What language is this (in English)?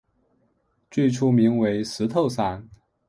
Chinese